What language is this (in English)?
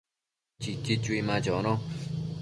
Matsés